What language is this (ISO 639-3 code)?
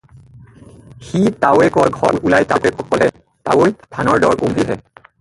asm